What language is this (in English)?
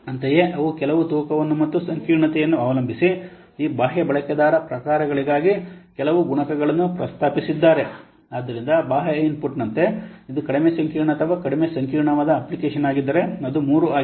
Kannada